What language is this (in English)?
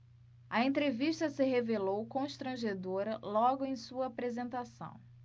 Portuguese